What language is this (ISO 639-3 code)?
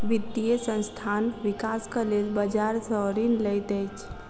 mai